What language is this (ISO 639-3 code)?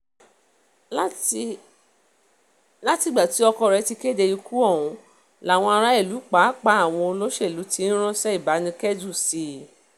yor